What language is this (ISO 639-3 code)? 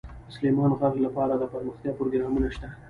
pus